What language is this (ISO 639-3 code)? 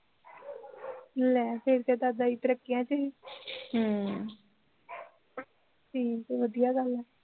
pan